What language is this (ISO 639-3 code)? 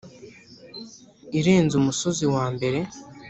kin